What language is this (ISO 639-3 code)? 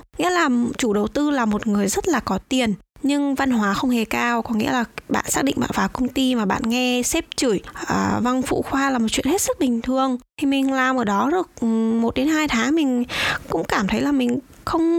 vie